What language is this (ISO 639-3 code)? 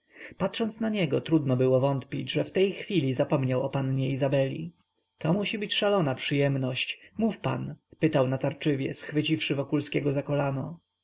pol